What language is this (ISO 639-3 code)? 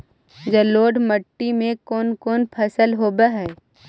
mag